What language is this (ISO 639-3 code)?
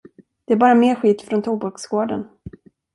swe